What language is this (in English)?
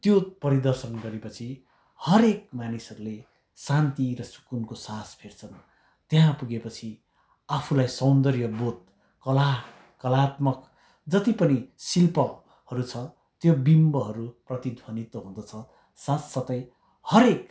Nepali